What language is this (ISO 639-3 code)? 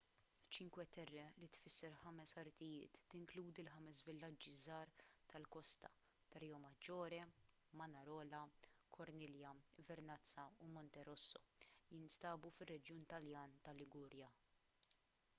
mlt